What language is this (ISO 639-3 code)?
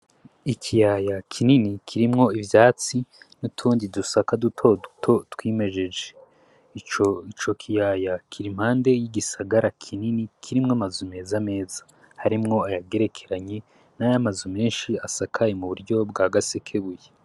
run